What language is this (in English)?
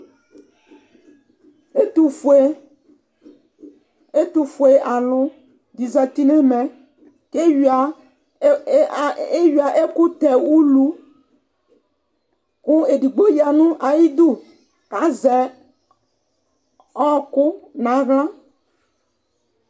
Ikposo